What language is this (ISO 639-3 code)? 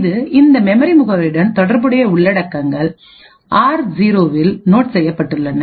tam